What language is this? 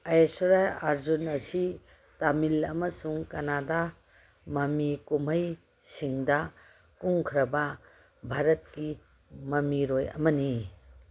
Manipuri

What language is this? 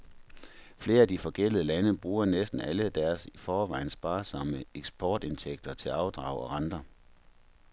Danish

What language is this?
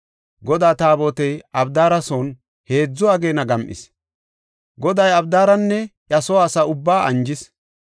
Gofa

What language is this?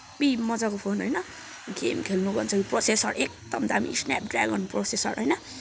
Nepali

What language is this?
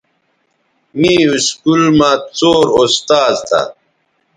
Bateri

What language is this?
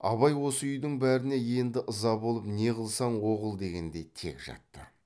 Kazakh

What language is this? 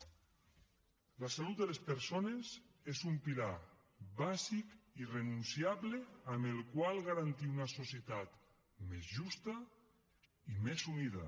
Catalan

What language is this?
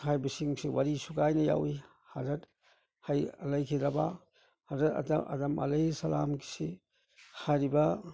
Manipuri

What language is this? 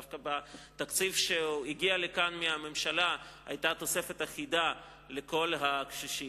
Hebrew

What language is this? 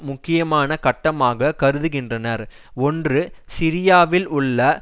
Tamil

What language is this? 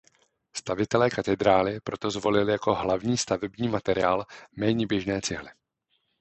Czech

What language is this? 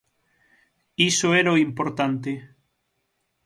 Galician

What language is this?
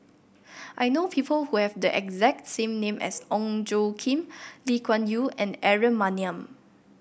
English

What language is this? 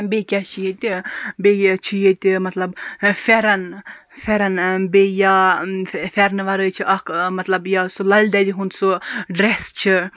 Kashmiri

